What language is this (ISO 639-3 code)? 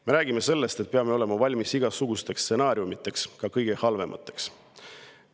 est